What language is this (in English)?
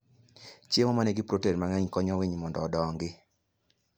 Luo (Kenya and Tanzania)